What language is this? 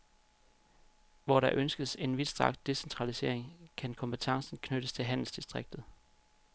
Danish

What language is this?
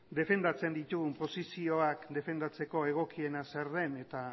Basque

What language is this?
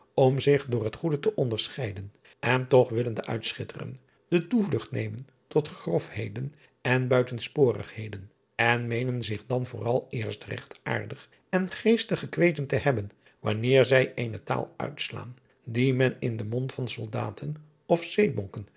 Dutch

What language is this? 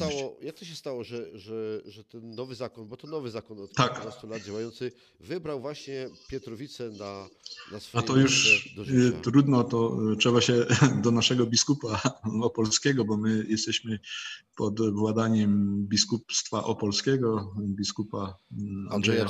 Polish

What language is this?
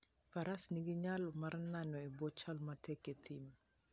Luo (Kenya and Tanzania)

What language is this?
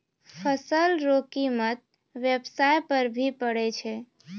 Maithili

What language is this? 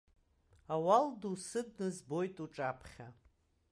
Abkhazian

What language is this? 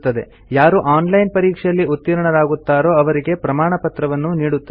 Kannada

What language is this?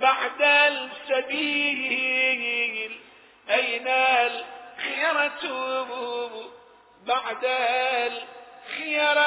Arabic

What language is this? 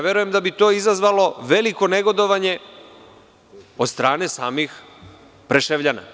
Serbian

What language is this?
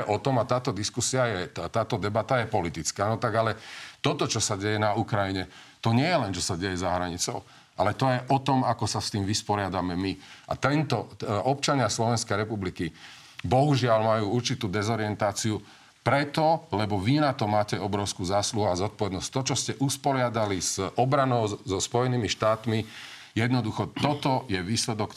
Slovak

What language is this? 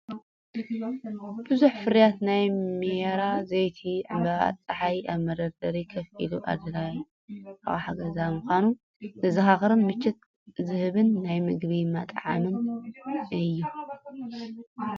Tigrinya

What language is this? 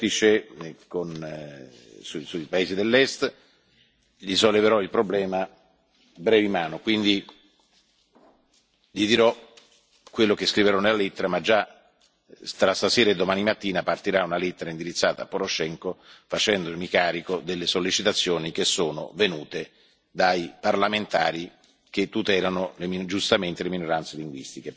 Italian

